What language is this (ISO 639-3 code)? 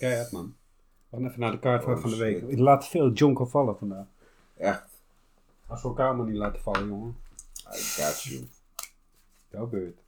nld